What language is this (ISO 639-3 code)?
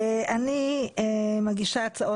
heb